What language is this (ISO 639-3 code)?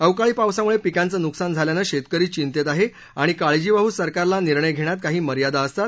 mar